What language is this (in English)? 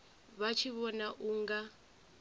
Venda